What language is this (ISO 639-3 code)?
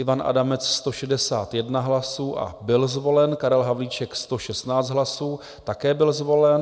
ces